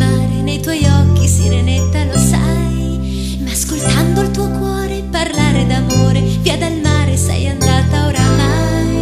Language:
Indonesian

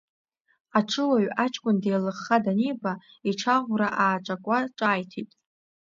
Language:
Abkhazian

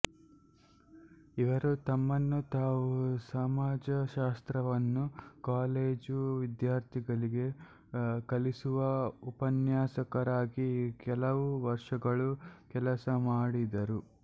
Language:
Kannada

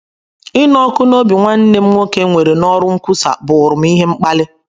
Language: Igbo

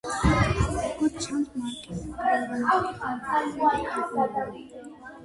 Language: Georgian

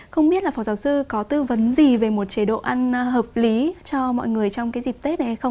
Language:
Vietnamese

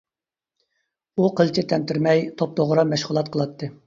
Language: Uyghur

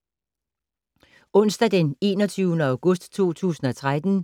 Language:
Danish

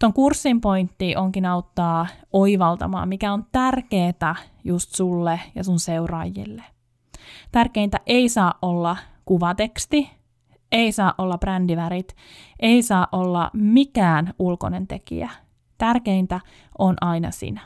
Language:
Finnish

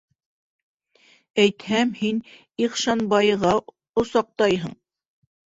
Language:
Bashkir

